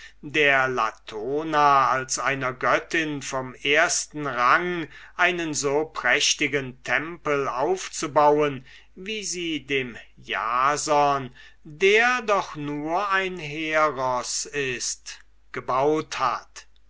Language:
German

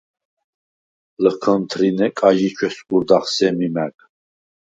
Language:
Svan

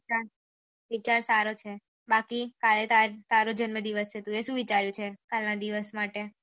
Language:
Gujarati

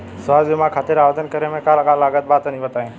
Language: Bhojpuri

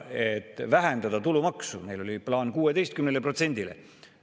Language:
Estonian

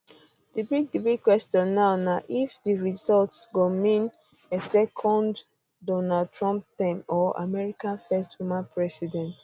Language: Nigerian Pidgin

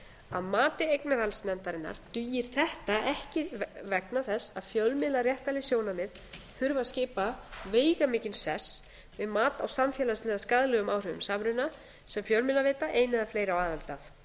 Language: Icelandic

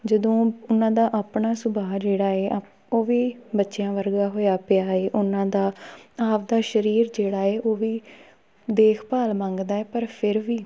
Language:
Punjabi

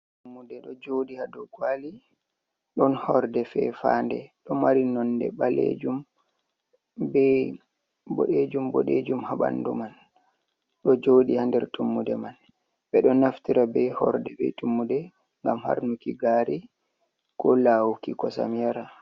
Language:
Fula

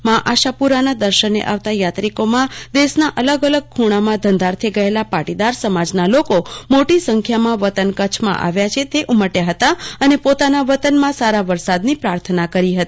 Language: Gujarati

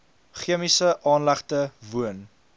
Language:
Afrikaans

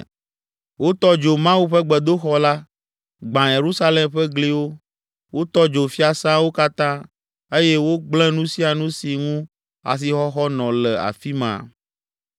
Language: Ewe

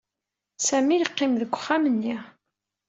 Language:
Kabyle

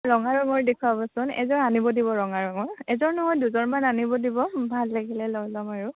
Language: Assamese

